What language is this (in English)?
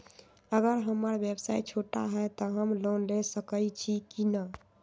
Magahi